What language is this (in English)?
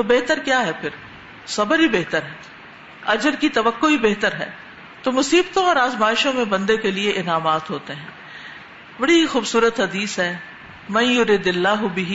Urdu